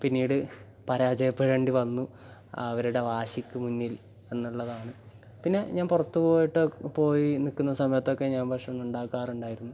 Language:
Malayalam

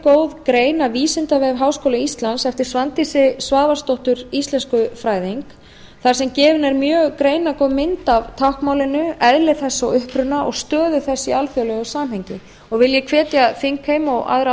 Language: Icelandic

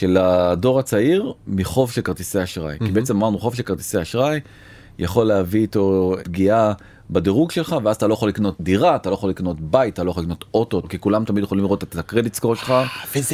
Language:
Hebrew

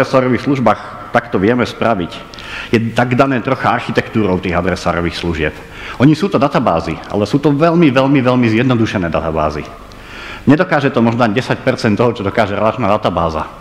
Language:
Slovak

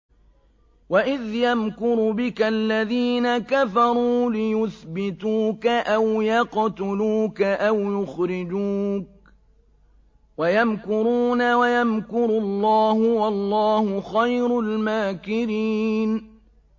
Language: Arabic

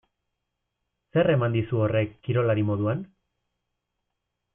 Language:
Basque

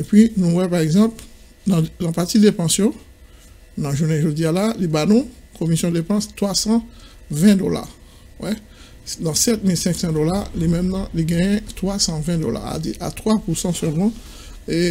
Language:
French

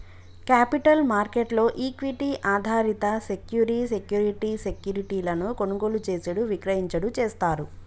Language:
Telugu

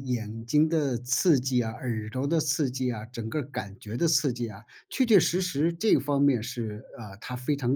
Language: Chinese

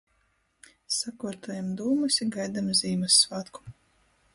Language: Latgalian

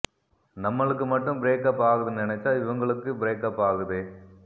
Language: Tamil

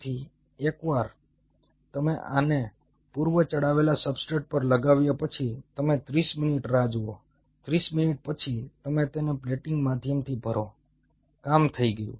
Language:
Gujarati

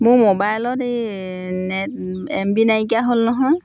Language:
Assamese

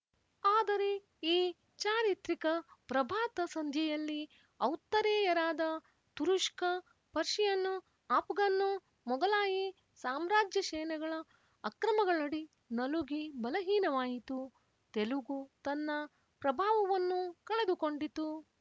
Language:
Kannada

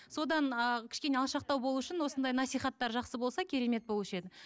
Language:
Kazakh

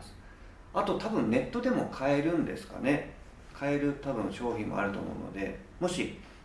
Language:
Japanese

